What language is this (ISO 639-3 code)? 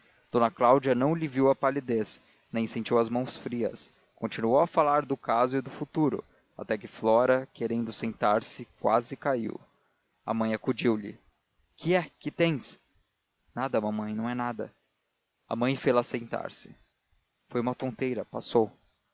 por